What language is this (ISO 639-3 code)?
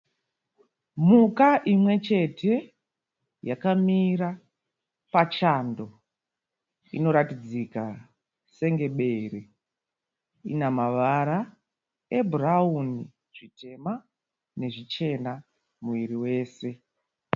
sna